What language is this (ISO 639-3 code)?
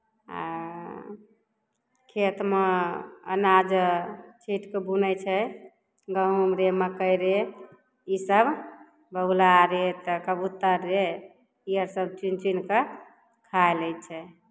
mai